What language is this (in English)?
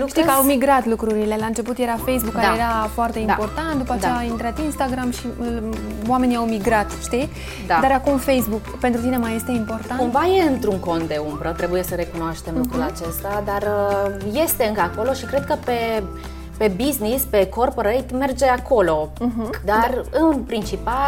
Romanian